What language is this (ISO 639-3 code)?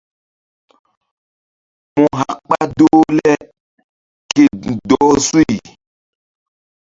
mdd